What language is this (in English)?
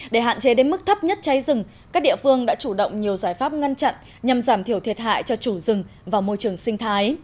Vietnamese